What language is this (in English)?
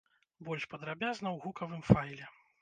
Belarusian